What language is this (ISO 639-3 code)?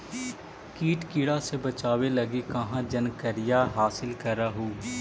mag